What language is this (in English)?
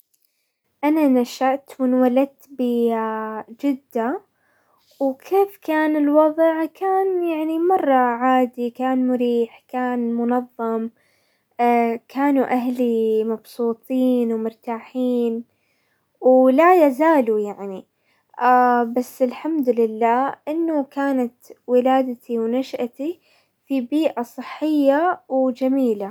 Hijazi Arabic